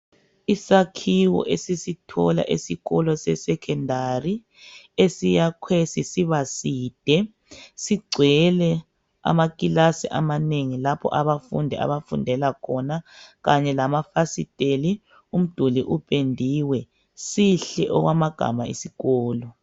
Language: North Ndebele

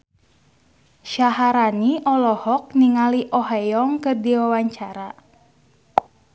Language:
Sundanese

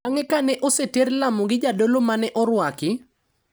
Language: Luo (Kenya and Tanzania)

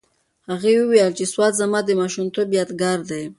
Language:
Pashto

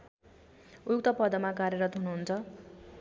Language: Nepali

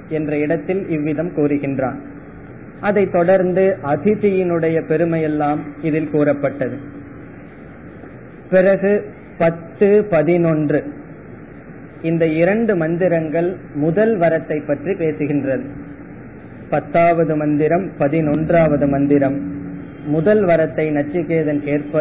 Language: Tamil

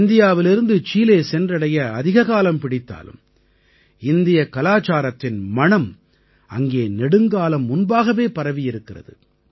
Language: Tamil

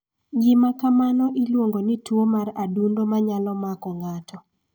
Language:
Luo (Kenya and Tanzania)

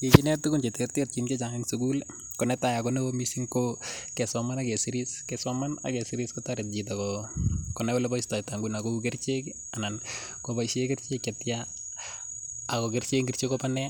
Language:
Kalenjin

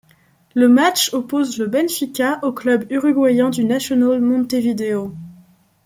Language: French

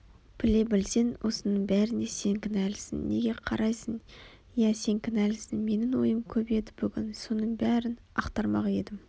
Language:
Kazakh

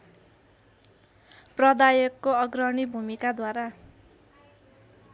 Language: Nepali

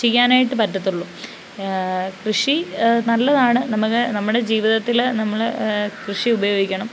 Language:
Malayalam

